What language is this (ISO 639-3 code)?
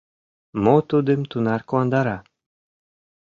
chm